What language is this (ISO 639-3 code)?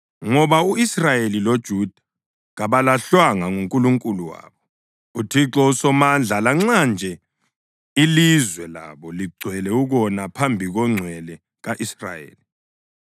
nde